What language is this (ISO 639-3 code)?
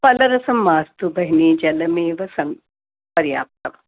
san